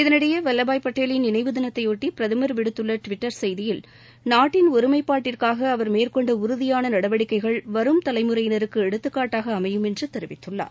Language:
Tamil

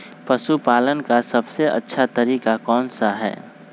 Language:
Magahi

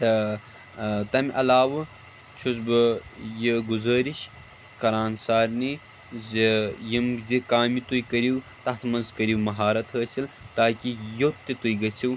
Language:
Kashmiri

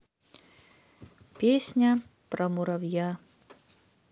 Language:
Russian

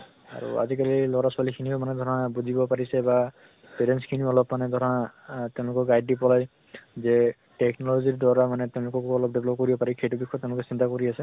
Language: Assamese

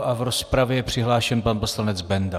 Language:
Czech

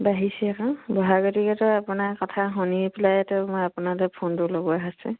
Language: Assamese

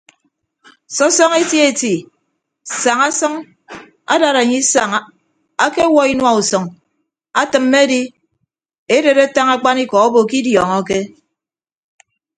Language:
Ibibio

